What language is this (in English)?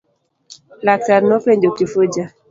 Luo (Kenya and Tanzania)